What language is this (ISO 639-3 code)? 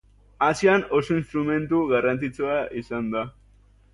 eus